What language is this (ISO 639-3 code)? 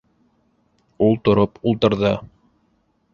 bak